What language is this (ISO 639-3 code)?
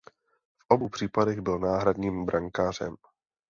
ces